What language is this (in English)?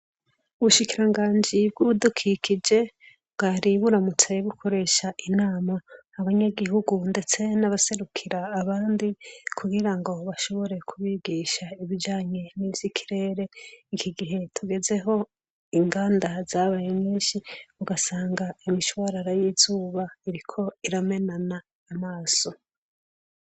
Rundi